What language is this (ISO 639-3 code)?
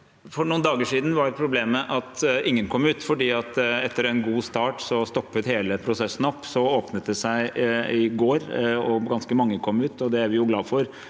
nor